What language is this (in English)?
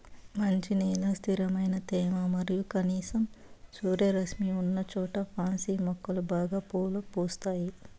Telugu